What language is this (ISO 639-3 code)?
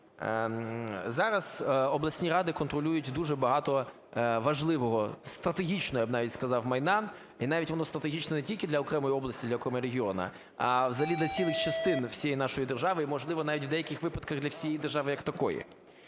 ukr